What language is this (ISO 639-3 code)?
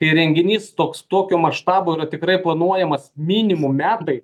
lit